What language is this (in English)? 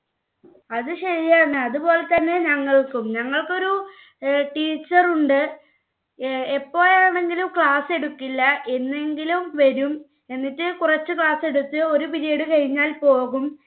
Malayalam